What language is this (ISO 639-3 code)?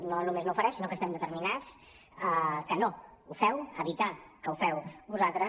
cat